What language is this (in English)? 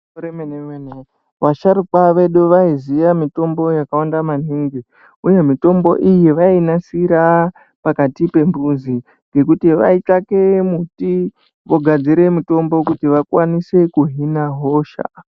Ndau